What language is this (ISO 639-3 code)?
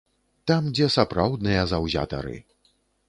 bel